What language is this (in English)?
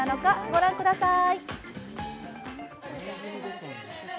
Japanese